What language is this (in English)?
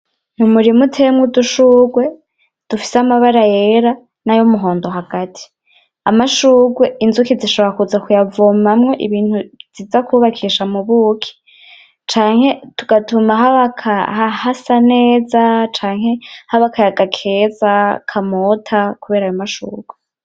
Rundi